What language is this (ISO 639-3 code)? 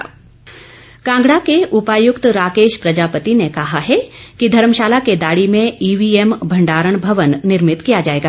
hin